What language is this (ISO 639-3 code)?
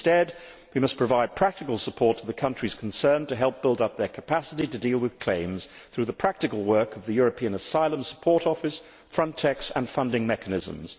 eng